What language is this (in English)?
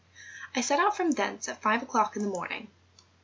English